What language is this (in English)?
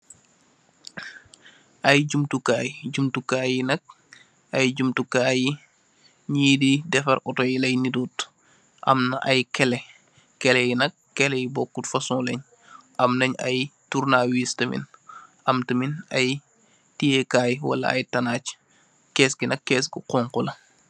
Wolof